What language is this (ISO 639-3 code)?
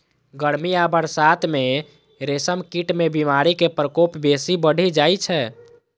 mai